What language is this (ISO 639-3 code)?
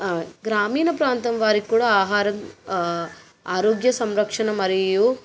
tel